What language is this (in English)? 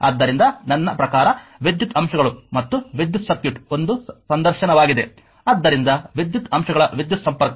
Kannada